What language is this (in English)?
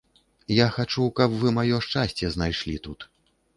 Belarusian